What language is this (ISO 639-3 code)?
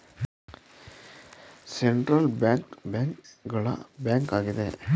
kan